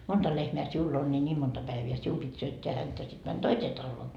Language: Finnish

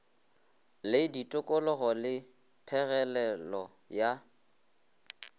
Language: Northern Sotho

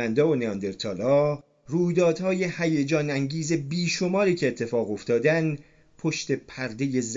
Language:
Persian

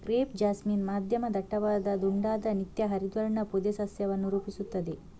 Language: Kannada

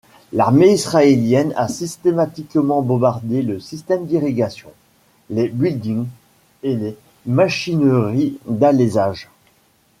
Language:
French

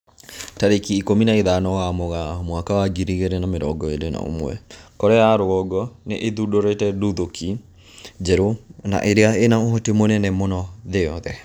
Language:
Kikuyu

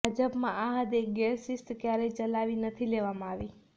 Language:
Gujarati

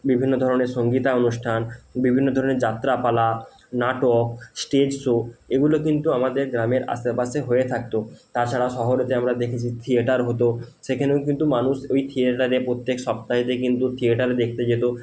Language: Bangla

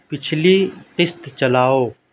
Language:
Urdu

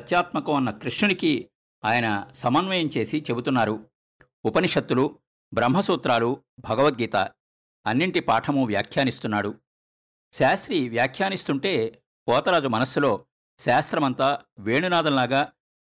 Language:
Telugu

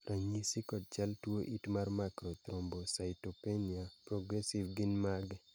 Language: Luo (Kenya and Tanzania)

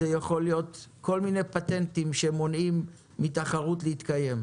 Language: Hebrew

